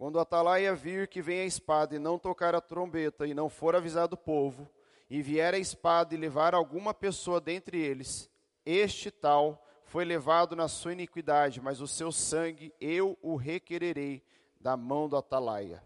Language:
Portuguese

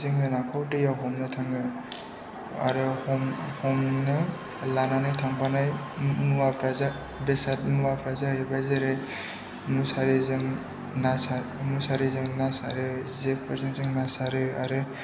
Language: Bodo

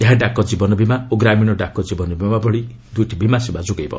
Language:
Odia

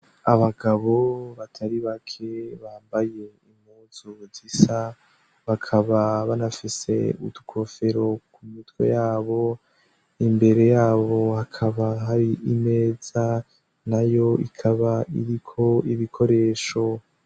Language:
Rundi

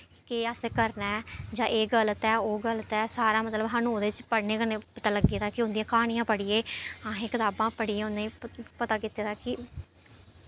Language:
Dogri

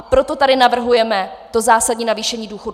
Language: Czech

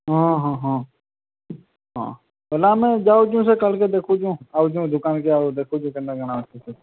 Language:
Odia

